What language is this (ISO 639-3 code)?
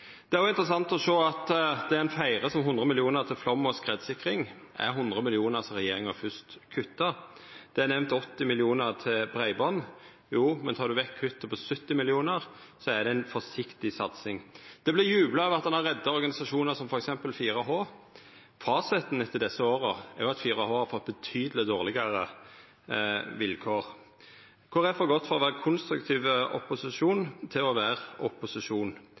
nno